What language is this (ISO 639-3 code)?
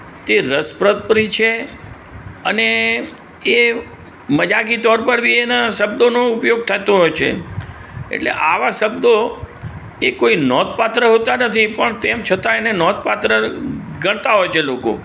guj